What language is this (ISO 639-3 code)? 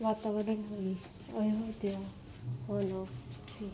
pan